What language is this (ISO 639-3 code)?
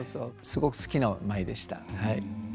jpn